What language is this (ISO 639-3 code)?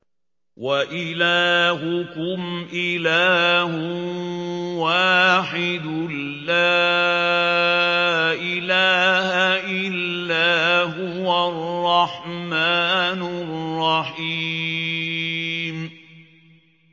ara